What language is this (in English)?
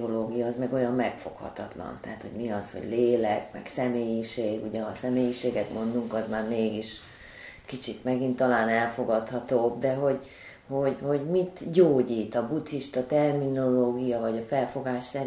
Hungarian